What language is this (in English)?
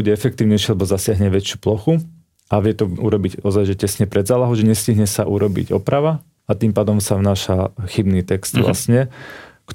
Slovak